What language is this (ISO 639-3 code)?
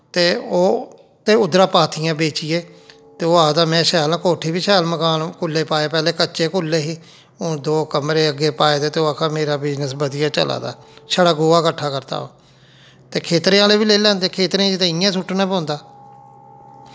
doi